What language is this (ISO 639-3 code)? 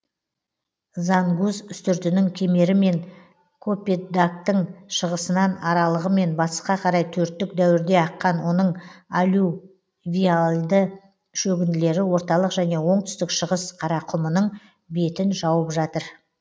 kaz